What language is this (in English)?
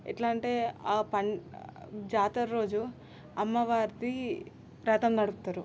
Telugu